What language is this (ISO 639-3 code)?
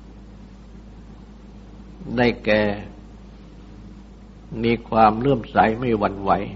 tha